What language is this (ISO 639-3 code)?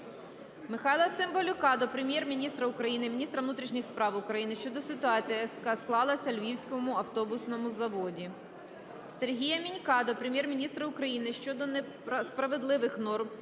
ukr